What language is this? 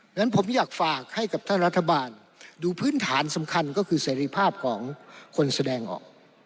Thai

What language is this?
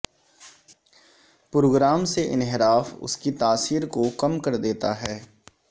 Urdu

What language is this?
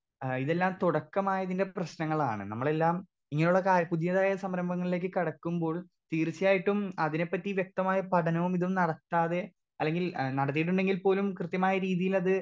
Malayalam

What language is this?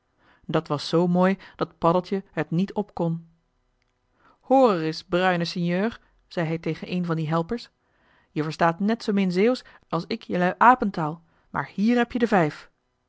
Dutch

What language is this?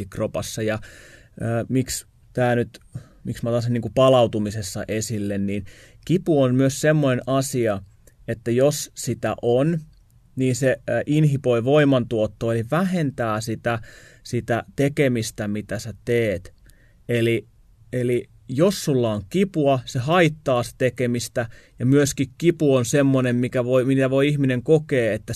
Finnish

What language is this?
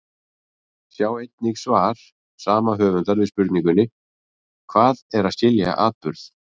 Icelandic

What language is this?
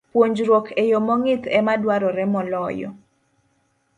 Luo (Kenya and Tanzania)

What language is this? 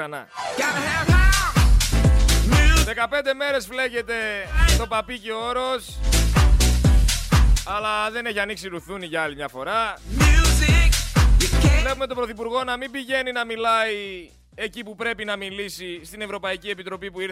Greek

